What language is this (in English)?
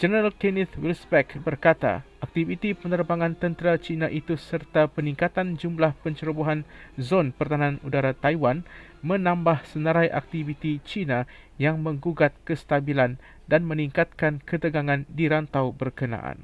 Malay